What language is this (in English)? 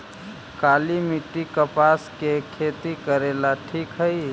Magahi